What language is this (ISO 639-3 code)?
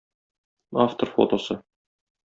tat